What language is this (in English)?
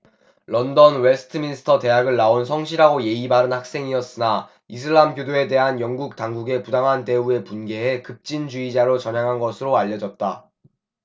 Korean